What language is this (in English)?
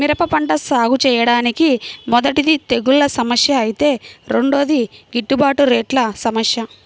Telugu